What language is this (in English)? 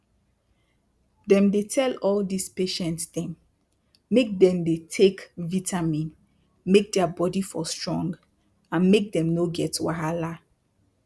Nigerian Pidgin